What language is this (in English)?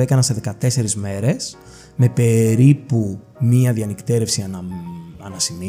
Greek